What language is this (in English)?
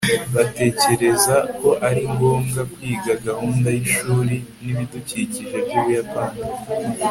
Kinyarwanda